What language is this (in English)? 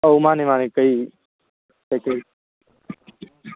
Manipuri